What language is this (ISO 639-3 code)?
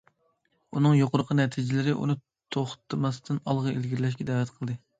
uig